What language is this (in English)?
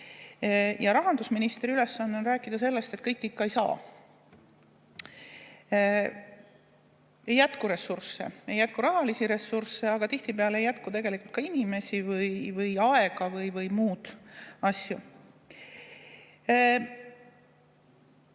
Estonian